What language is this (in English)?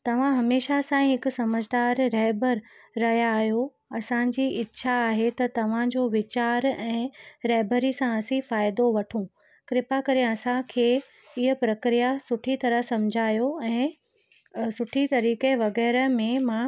Sindhi